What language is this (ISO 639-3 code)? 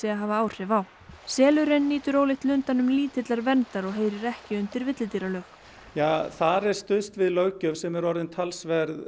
isl